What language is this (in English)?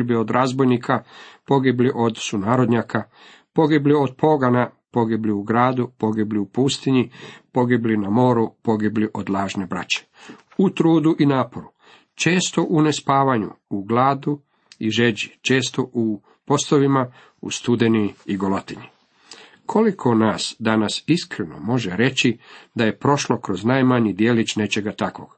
Croatian